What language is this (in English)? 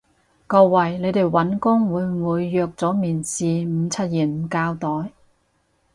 Cantonese